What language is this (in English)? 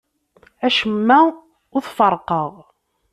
Kabyle